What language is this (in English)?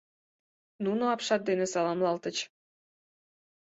Mari